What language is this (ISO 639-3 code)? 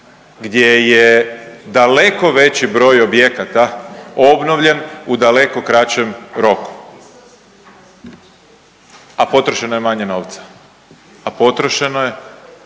hrv